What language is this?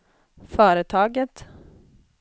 Swedish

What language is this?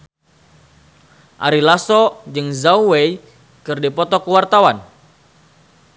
Sundanese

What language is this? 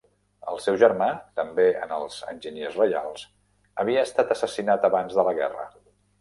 Catalan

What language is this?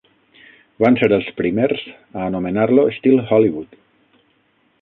Catalan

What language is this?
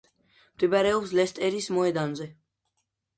Georgian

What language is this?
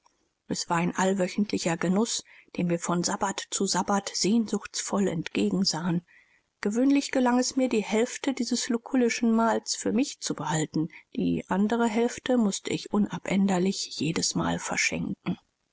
German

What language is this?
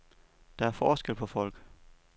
Danish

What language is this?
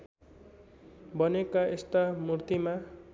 Nepali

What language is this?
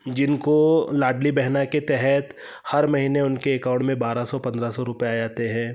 Hindi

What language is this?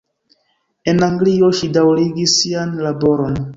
Esperanto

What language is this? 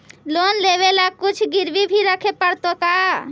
Magahi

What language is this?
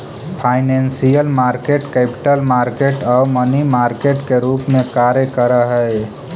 Magahi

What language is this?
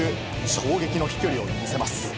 Japanese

